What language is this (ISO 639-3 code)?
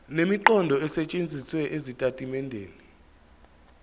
zul